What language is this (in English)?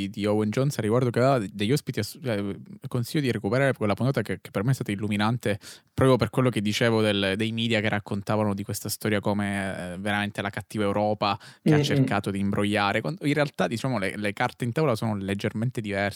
Italian